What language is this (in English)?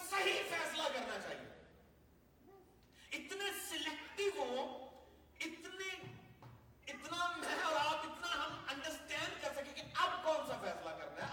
Urdu